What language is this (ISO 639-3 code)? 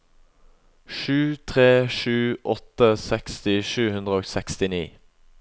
nor